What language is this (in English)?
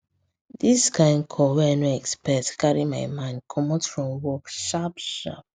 Nigerian Pidgin